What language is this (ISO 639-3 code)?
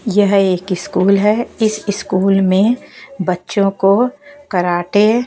hin